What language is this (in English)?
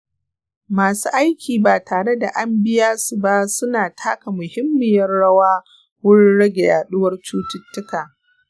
Hausa